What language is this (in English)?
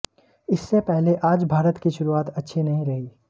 Hindi